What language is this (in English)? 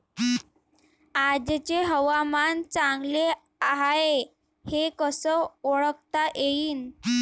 Marathi